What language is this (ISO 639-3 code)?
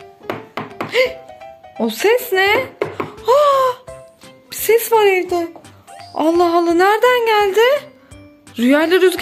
tur